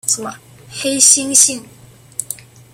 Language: Chinese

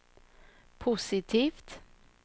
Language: Swedish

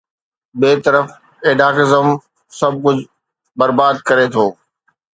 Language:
Sindhi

